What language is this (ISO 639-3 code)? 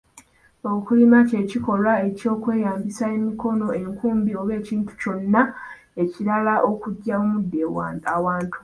lug